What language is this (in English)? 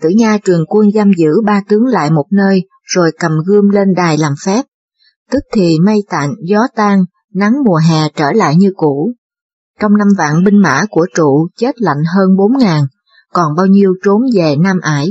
Vietnamese